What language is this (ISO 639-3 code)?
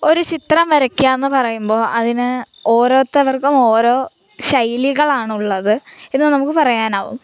mal